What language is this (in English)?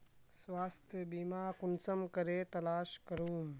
Magahi